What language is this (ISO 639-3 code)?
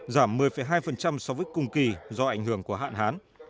vie